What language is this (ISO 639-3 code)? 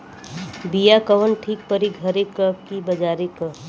bho